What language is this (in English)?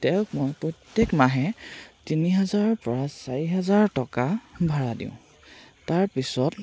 Assamese